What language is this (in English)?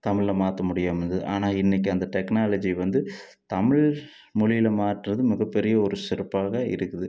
Tamil